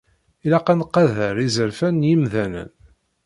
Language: Kabyle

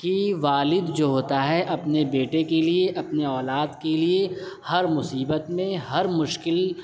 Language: Urdu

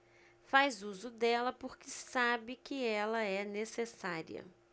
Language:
Portuguese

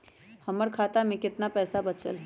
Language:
Magahi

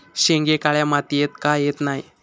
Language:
Marathi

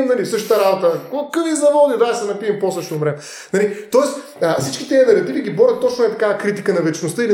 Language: Bulgarian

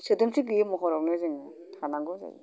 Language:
Bodo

